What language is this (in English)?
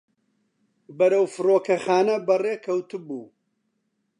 Central Kurdish